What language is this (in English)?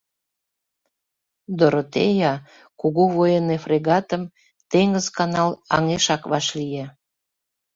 Mari